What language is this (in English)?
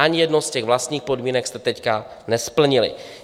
Czech